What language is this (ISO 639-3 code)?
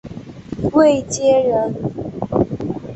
zho